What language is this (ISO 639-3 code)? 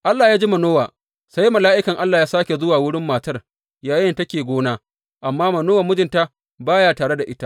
hau